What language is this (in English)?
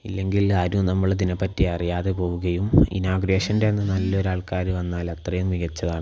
Malayalam